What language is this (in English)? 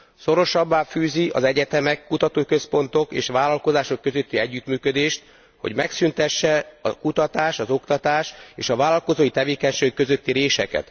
Hungarian